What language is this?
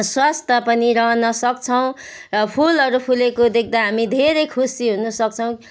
Nepali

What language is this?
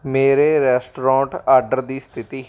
Punjabi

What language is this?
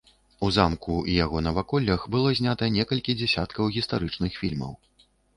Belarusian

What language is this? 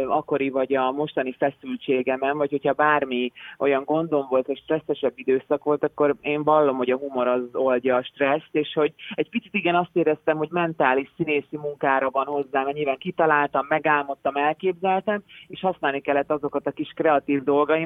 Hungarian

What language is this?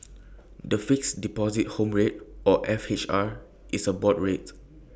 English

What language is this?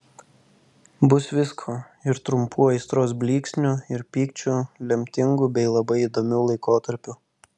Lithuanian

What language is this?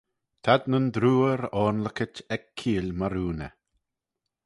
Manx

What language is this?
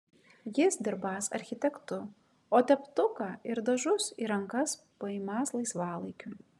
Lithuanian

